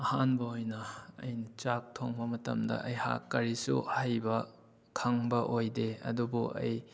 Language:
Manipuri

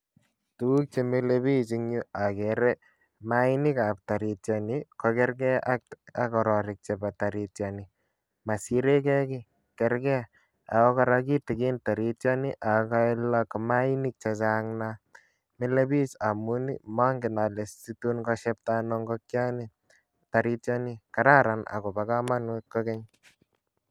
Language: Kalenjin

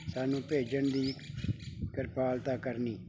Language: Punjabi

